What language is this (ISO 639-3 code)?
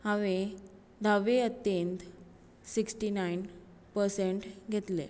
kok